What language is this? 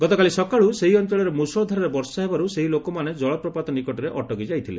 Odia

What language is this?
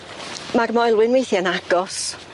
Welsh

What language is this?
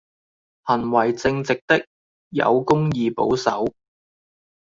Cantonese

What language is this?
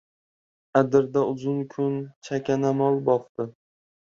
Uzbek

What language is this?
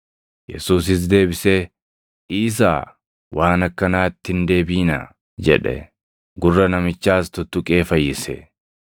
Oromo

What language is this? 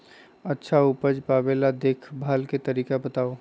Magahi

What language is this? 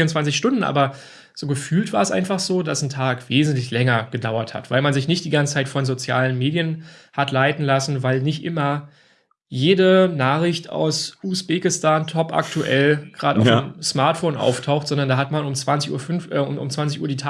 German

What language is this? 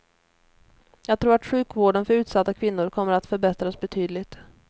Swedish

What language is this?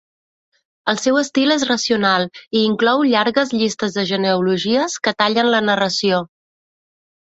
Catalan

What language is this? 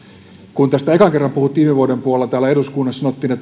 Finnish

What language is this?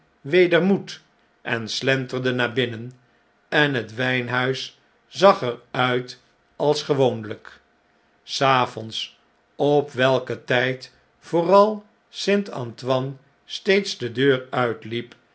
Dutch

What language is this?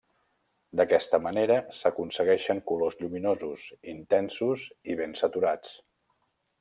Catalan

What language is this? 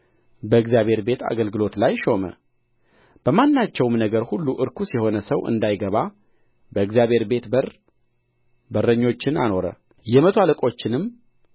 Amharic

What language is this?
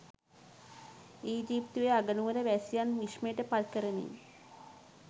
Sinhala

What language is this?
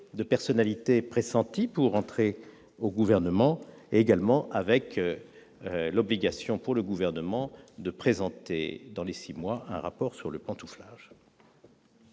French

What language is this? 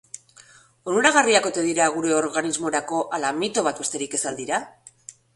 Basque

